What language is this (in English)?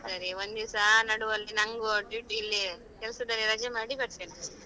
Kannada